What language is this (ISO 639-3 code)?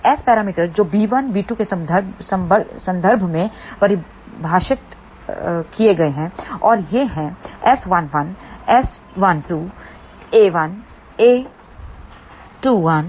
hin